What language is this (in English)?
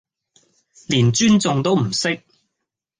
Cantonese